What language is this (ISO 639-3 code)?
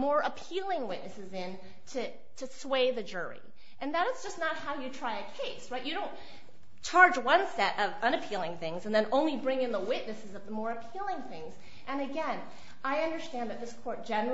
eng